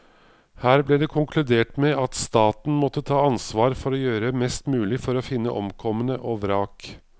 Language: Norwegian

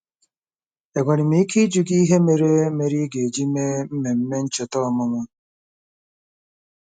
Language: Igbo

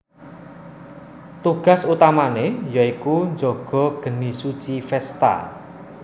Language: Javanese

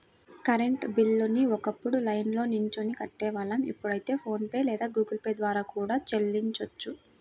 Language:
Telugu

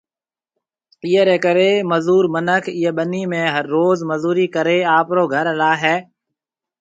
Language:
Marwari (Pakistan)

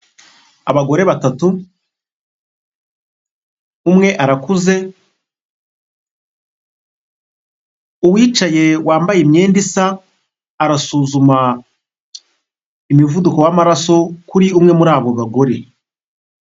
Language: Kinyarwanda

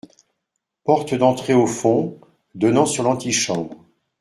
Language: French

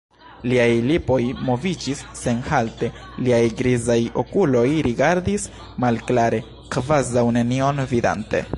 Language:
Esperanto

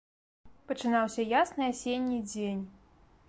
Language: Belarusian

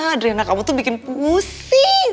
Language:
Indonesian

